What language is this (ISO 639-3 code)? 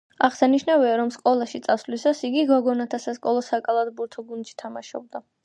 kat